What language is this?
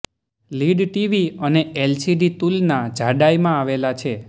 Gujarati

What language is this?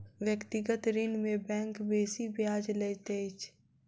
Maithili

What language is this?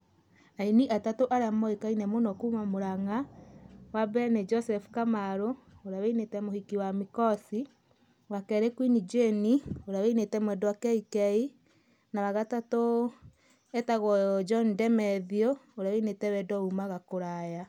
Kikuyu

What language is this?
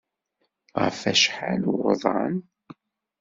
Kabyle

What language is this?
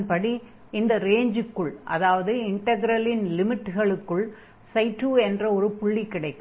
Tamil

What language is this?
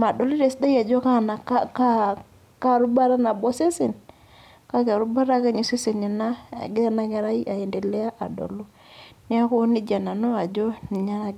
Masai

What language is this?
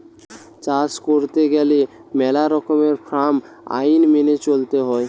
Bangla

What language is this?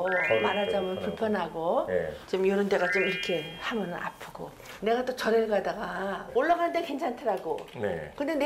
Korean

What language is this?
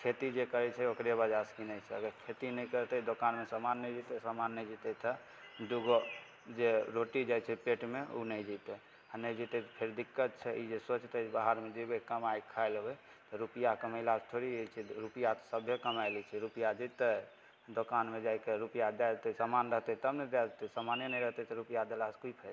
Maithili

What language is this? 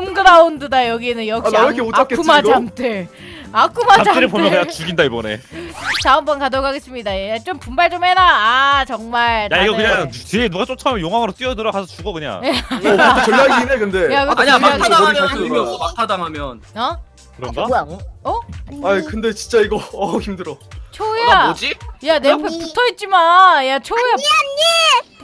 Korean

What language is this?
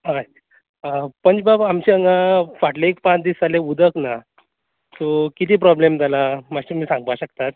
Konkani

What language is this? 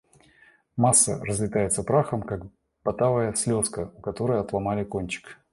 Russian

